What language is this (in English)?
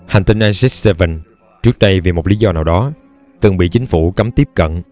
Vietnamese